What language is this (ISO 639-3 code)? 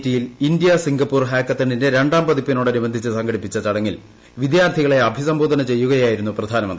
mal